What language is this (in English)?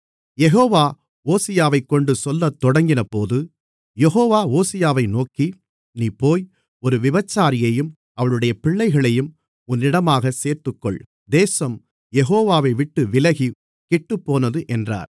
Tamil